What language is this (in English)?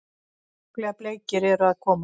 Icelandic